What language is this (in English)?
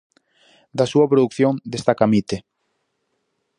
Galician